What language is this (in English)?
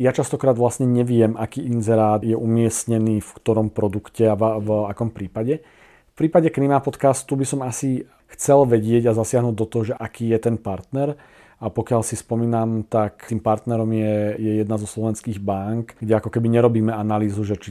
Slovak